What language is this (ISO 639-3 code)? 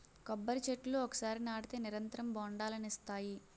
tel